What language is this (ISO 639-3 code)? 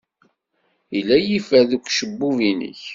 kab